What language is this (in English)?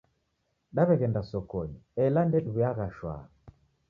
Taita